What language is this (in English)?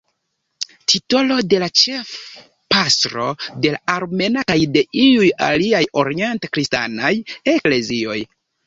Esperanto